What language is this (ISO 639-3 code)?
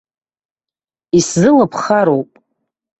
abk